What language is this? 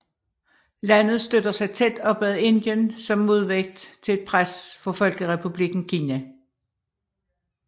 Danish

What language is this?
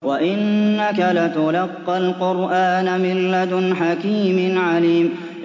Arabic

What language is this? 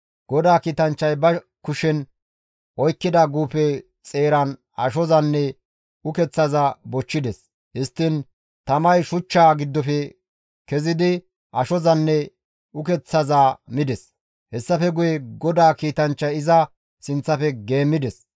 Gamo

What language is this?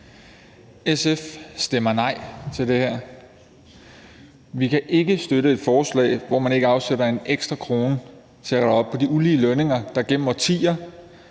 Danish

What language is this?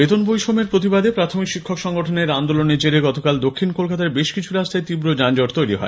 Bangla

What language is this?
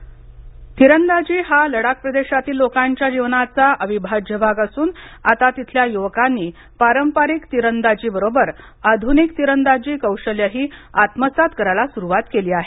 Marathi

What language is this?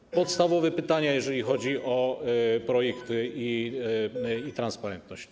Polish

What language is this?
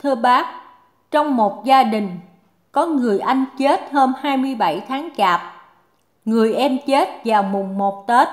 Vietnamese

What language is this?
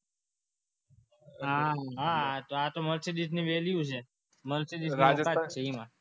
Gujarati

